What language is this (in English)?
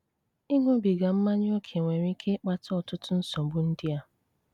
Igbo